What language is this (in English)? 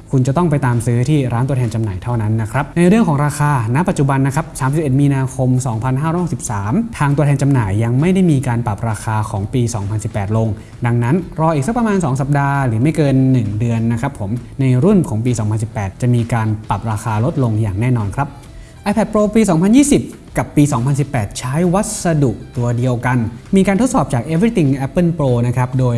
Thai